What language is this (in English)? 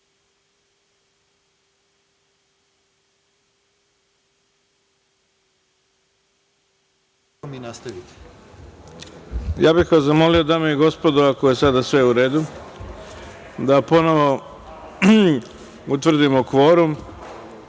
Serbian